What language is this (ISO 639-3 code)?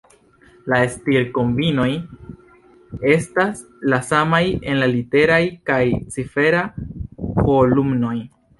epo